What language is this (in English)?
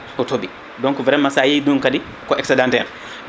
Fula